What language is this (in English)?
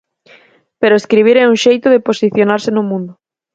Galician